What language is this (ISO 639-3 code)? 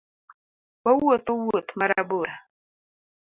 luo